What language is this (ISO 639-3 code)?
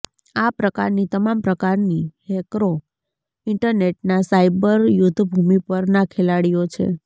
guj